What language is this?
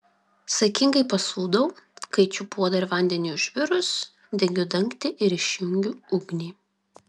Lithuanian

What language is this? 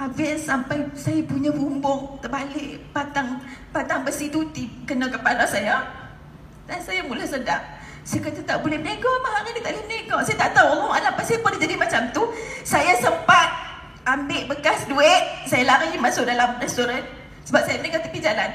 Malay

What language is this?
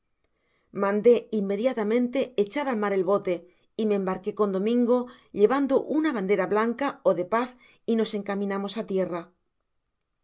Spanish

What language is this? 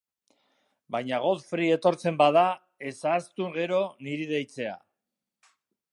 Basque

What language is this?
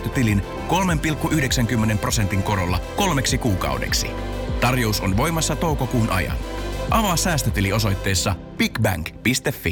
Finnish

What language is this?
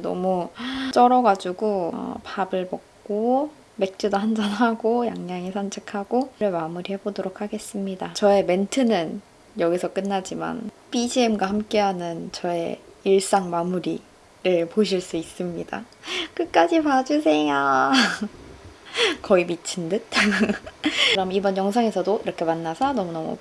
Korean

